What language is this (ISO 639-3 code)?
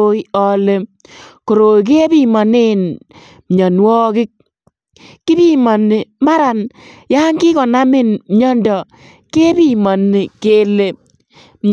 kln